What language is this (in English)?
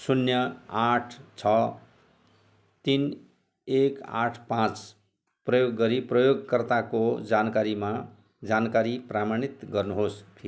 Nepali